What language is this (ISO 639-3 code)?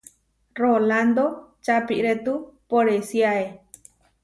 var